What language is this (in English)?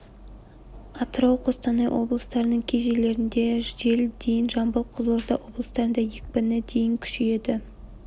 Kazakh